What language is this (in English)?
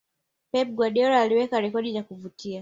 Swahili